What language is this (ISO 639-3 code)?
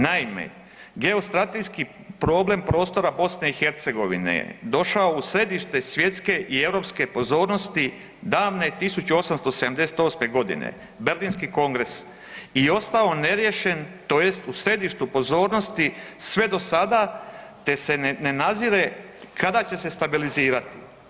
hrv